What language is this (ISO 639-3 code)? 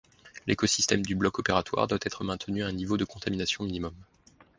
fra